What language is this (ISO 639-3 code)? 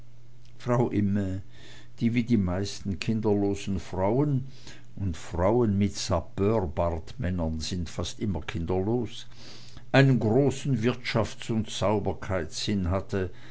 deu